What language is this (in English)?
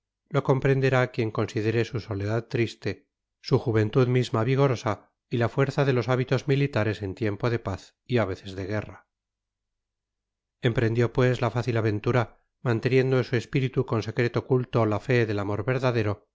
Spanish